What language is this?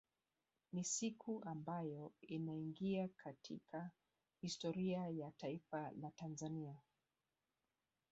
Swahili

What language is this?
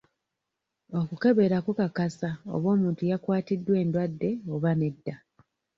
Ganda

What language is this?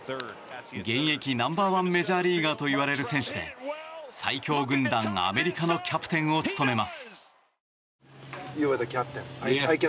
Japanese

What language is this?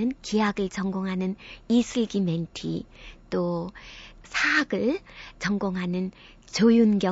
Korean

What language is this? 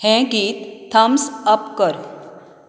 Konkani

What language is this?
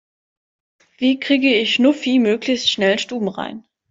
German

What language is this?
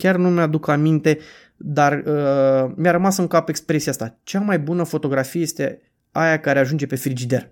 Romanian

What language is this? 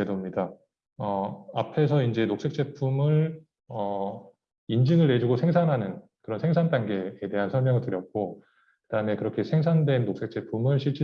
Korean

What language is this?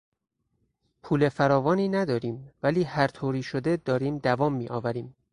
Persian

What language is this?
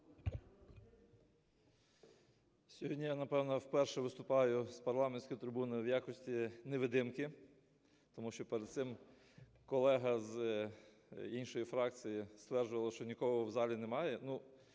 Ukrainian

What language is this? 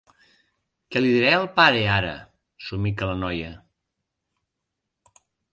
Catalan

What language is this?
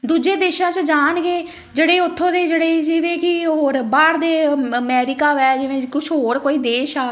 Punjabi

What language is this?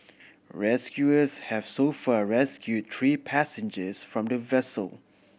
English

